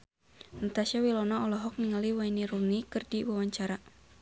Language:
Sundanese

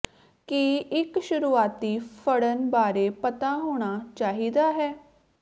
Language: Punjabi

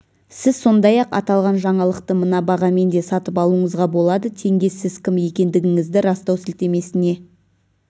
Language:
Kazakh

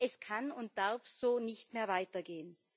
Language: German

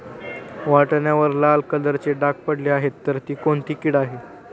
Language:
Marathi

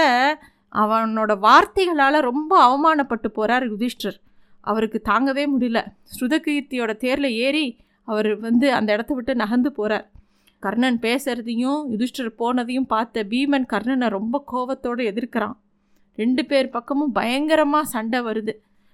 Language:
Tamil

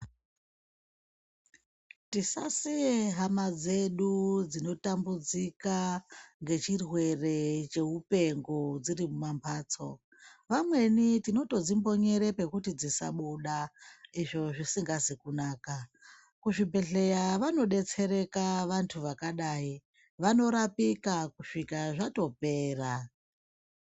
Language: Ndau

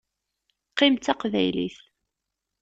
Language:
Kabyle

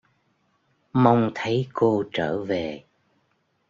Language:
Vietnamese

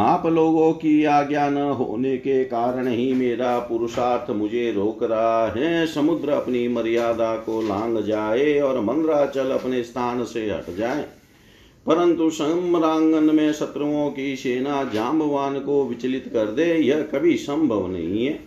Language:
Hindi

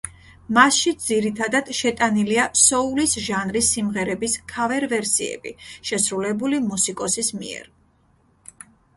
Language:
Georgian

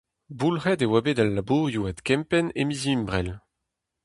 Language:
Breton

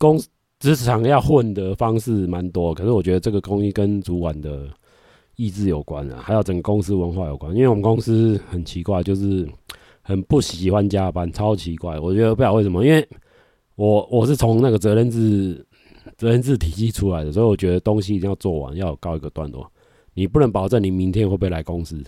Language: Chinese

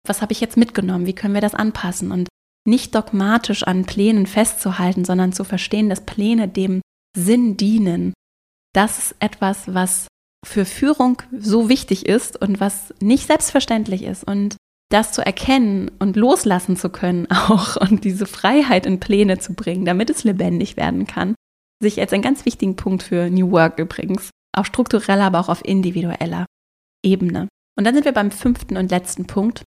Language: German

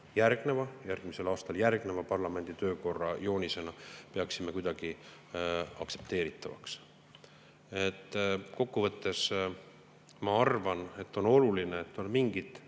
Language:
Estonian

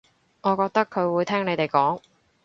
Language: Cantonese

